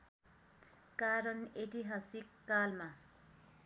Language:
Nepali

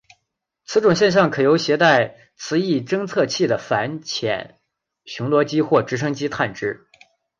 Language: Chinese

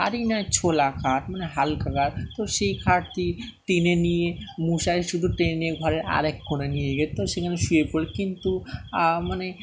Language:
Bangla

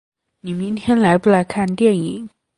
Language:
Chinese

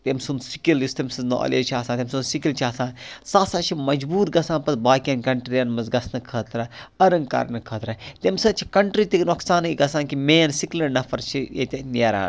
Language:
Kashmiri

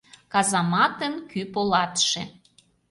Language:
Mari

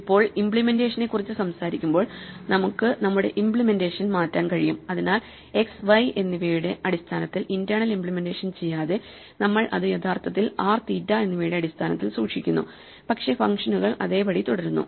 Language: Malayalam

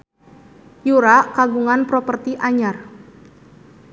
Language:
Sundanese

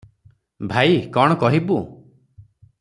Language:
Odia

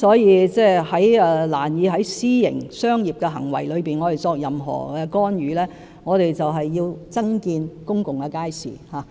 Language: Cantonese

